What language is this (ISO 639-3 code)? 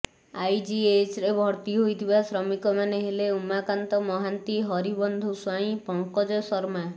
ori